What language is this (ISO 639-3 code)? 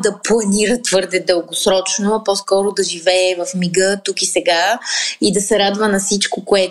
bul